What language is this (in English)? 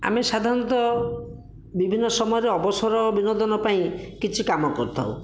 Odia